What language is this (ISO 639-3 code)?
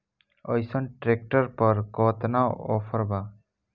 bho